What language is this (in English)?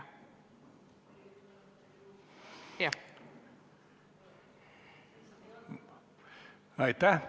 Estonian